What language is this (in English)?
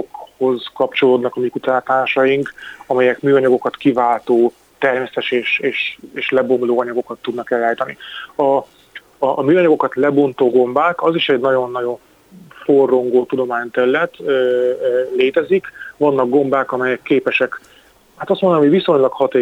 Hungarian